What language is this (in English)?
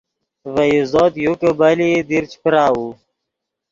Yidgha